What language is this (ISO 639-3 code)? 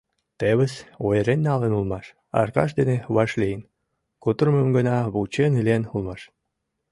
chm